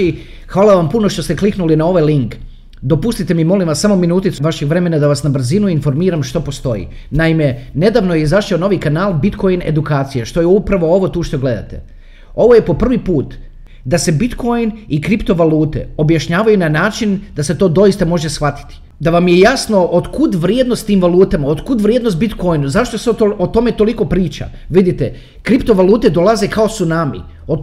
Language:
Croatian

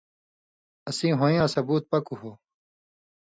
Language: Indus Kohistani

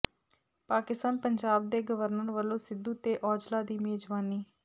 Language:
Punjabi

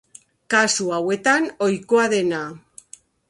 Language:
Basque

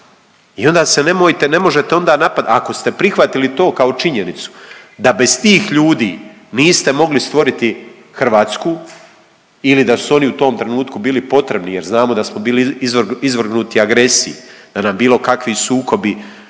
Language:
Croatian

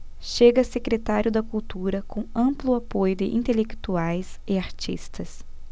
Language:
Portuguese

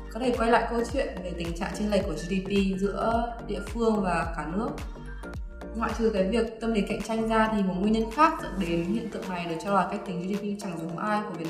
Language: Vietnamese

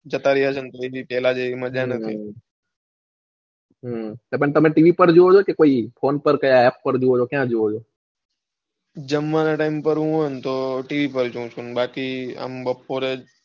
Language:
Gujarati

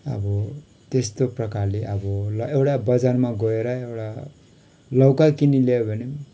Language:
Nepali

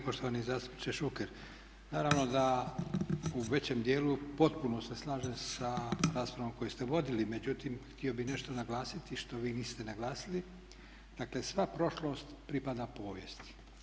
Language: Croatian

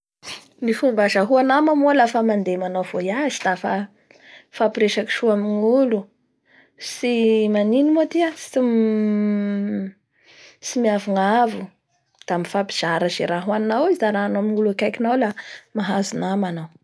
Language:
Bara Malagasy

